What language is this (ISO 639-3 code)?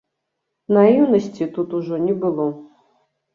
bel